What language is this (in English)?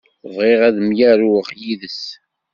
Kabyle